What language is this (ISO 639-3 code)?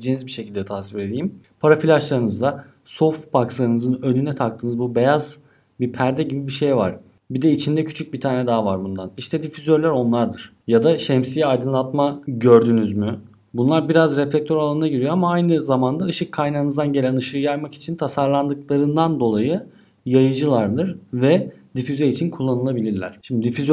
tur